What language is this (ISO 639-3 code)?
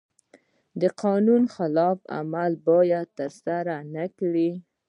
pus